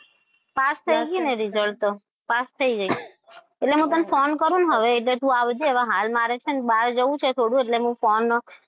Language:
Gujarati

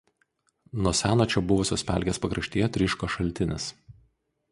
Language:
Lithuanian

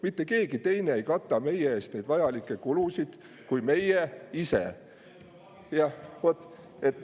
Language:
Estonian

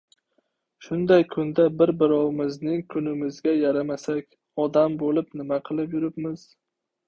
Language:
Uzbek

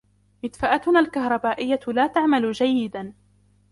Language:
Arabic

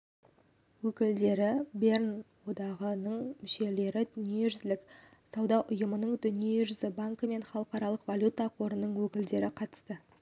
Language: Kazakh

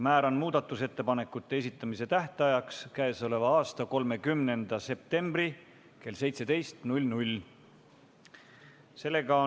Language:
Estonian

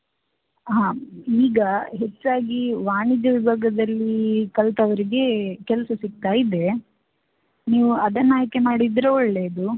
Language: Kannada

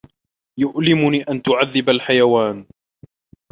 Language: Arabic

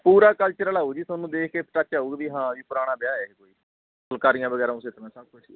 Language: Punjabi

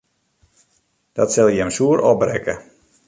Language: Western Frisian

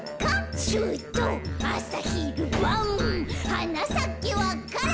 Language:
Japanese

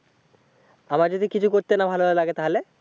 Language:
Bangla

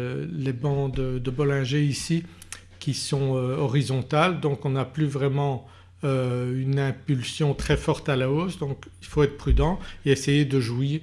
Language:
French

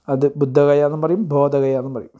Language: Malayalam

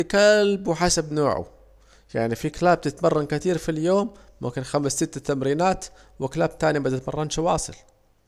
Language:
Saidi Arabic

